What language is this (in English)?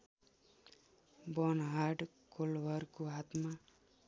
Nepali